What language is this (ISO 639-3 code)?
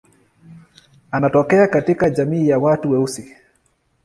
swa